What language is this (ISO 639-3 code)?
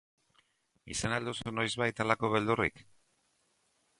eus